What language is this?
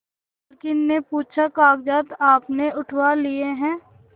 Hindi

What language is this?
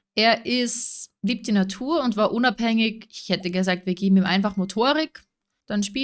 German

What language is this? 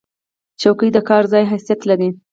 Pashto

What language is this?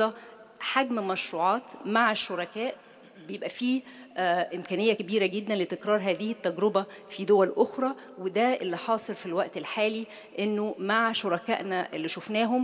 Arabic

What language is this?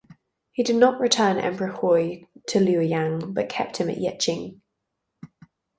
English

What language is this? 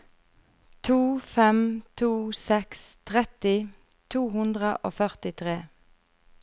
Norwegian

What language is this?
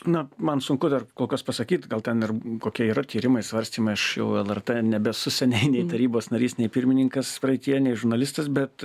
Lithuanian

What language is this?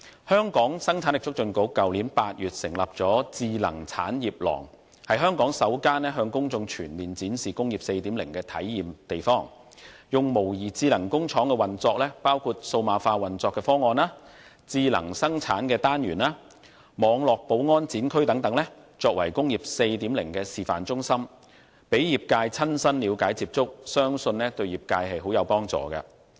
Cantonese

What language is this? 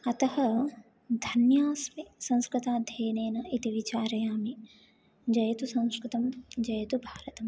Sanskrit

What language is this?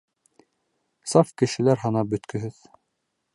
Bashkir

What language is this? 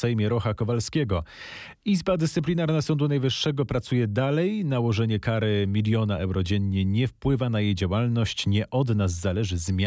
Polish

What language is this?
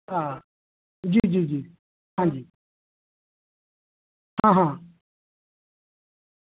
Dogri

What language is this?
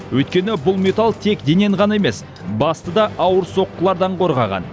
Kazakh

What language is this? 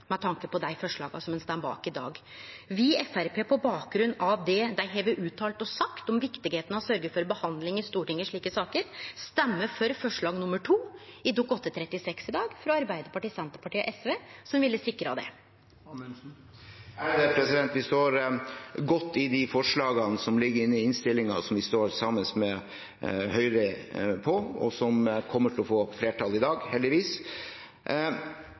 Norwegian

